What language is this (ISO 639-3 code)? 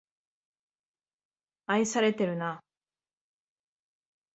jpn